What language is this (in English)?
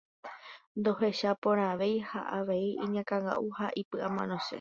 Guarani